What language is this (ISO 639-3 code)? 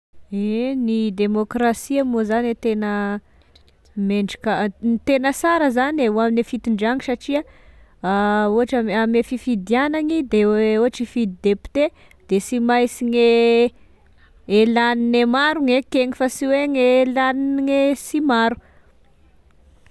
tkg